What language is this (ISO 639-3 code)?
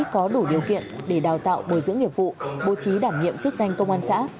vie